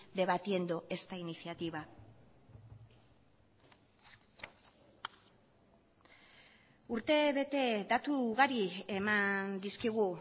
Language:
Basque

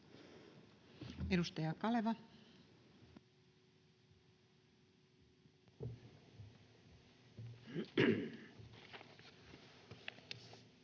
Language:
Finnish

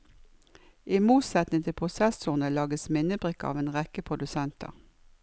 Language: Norwegian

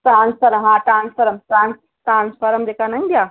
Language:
Sindhi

